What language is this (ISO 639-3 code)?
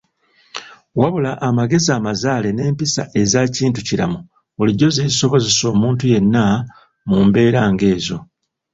lug